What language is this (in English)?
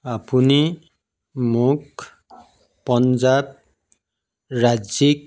Assamese